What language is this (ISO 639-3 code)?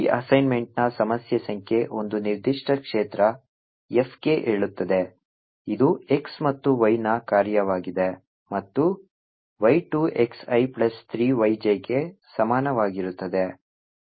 kan